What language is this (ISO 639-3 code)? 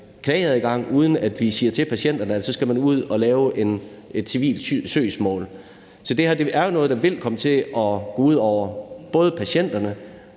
dan